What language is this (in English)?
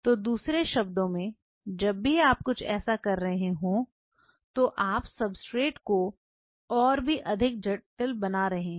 Hindi